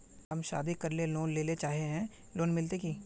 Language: Magahi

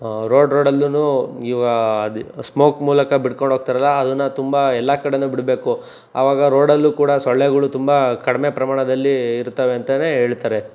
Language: Kannada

